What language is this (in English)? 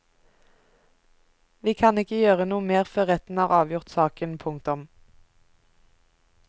Norwegian